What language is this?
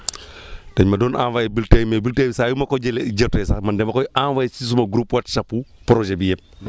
Wolof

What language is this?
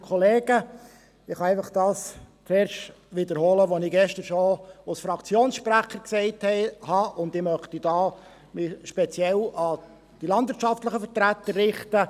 Swiss German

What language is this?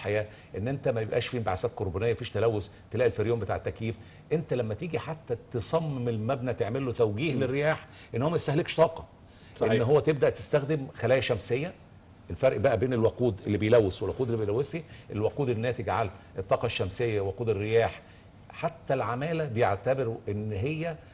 Arabic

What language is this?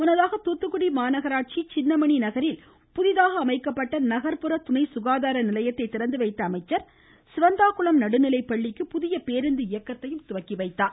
Tamil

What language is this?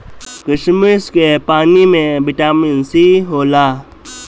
Bhojpuri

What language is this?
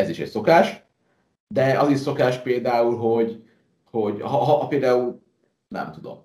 Hungarian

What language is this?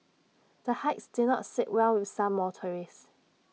English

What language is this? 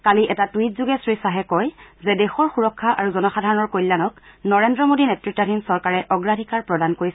Assamese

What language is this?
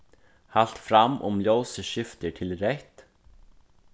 Faroese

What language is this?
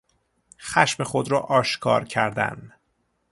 Persian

